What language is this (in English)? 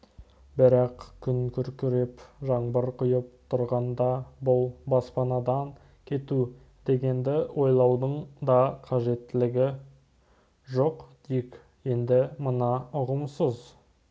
Kazakh